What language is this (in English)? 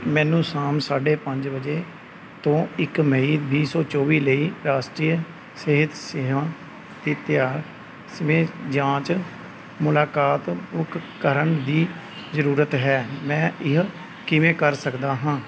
Punjabi